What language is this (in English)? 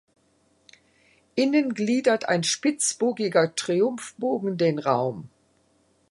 German